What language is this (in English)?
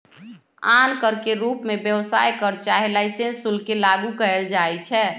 Magahi